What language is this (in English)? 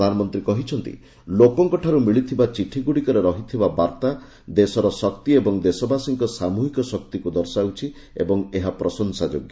Odia